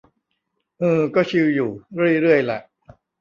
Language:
Thai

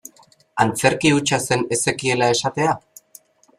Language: Basque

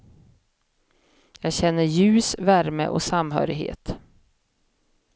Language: Swedish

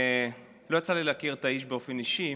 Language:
Hebrew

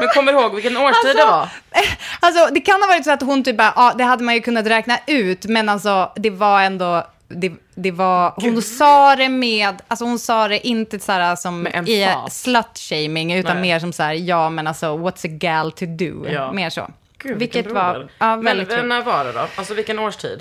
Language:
Swedish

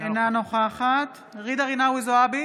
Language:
Hebrew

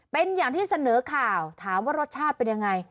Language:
Thai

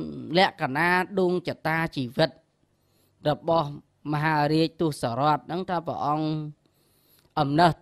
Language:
Thai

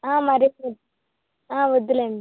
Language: Telugu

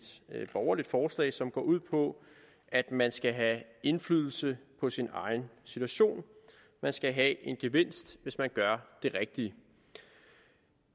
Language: Danish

